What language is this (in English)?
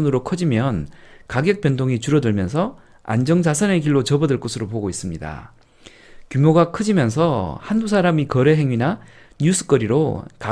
Korean